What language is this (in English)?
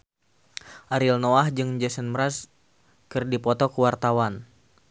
Sundanese